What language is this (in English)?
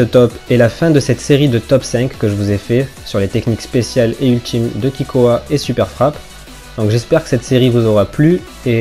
French